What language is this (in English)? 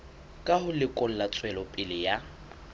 Southern Sotho